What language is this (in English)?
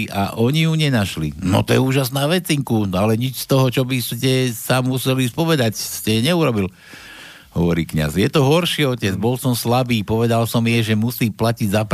Slovak